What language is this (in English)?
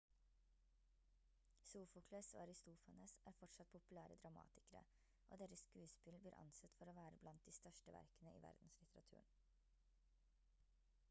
Norwegian Bokmål